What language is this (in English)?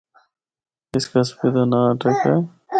Northern Hindko